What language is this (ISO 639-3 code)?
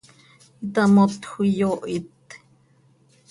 sei